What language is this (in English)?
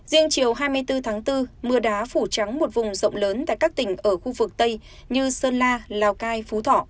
Vietnamese